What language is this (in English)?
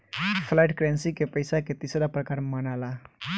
Bhojpuri